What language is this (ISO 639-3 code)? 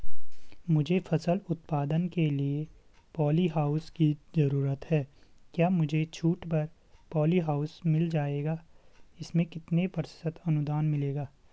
hin